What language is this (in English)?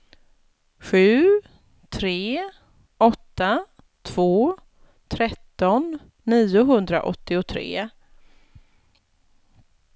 Swedish